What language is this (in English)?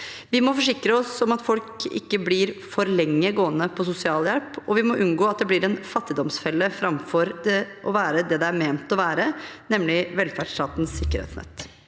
Norwegian